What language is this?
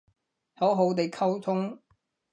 Cantonese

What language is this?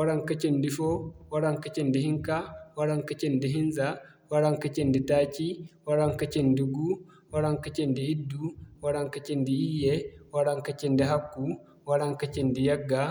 Zarma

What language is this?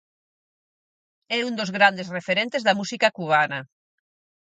Galician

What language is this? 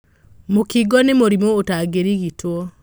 Kikuyu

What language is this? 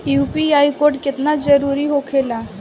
Bhojpuri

